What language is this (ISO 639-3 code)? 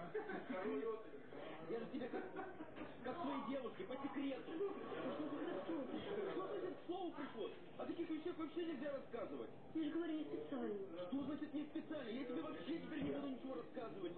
rus